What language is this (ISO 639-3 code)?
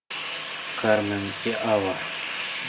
rus